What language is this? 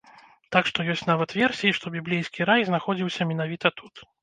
Belarusian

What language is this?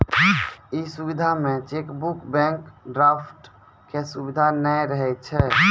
Maithili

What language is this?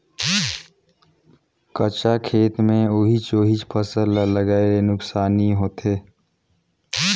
Chhattisgarhi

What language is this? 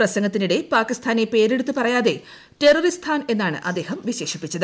Malayalam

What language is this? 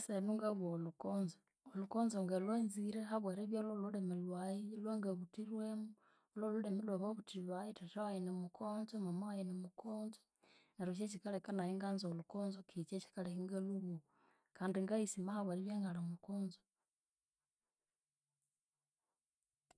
Konzo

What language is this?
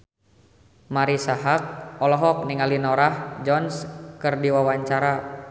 Sundanese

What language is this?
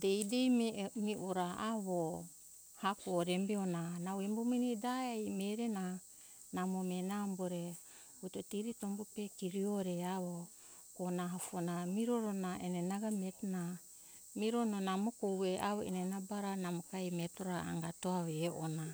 Hunjara-Kaina Ke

